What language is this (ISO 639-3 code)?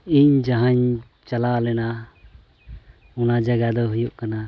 sat